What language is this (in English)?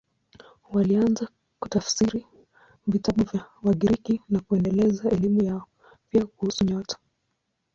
Swahili